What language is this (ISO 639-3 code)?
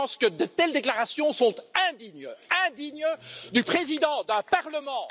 fra